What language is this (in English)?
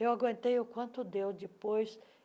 Portuguese